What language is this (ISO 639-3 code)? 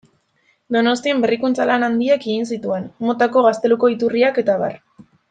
eus